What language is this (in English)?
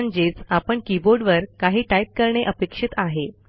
Marathi